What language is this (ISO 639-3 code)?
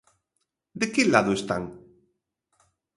glg